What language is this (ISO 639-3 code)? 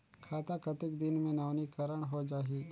hne